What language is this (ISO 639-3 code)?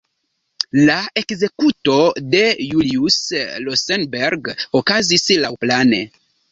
epo